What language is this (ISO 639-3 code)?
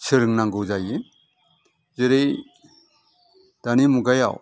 brx